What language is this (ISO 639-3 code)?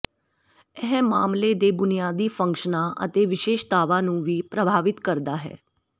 pan